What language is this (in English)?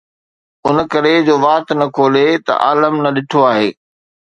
Sindhi